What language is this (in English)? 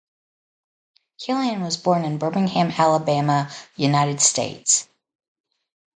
English